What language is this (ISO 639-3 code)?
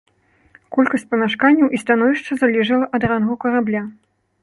bel